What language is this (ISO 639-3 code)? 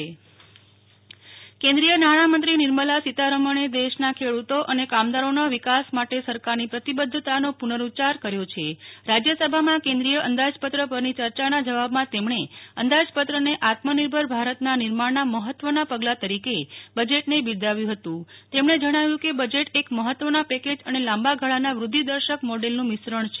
guj